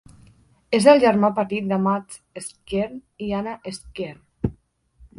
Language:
Catalan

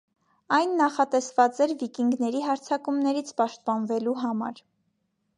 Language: Armenian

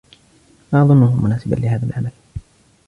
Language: Arabic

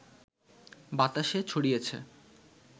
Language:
Bangla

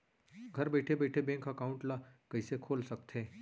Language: Chhattisgarhi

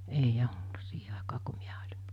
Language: Finnish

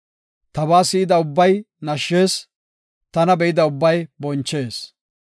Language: Gofa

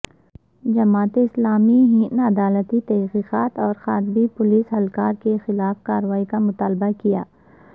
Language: Urdu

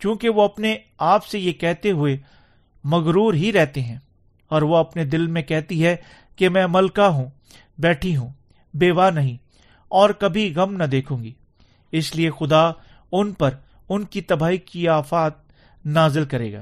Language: Urdu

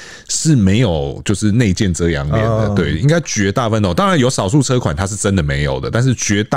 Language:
Chinese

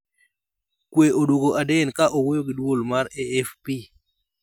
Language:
Luo (Kenya and Tanzania)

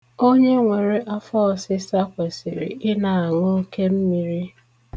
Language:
Igbo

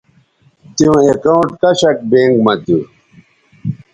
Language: Bateri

